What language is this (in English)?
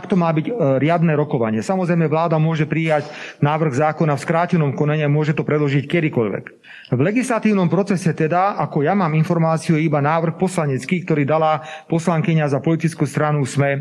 Slovak